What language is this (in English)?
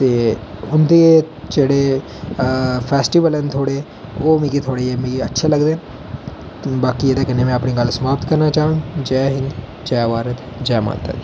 Dogri